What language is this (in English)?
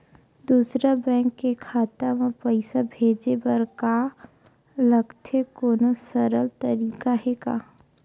Chhattisgarhi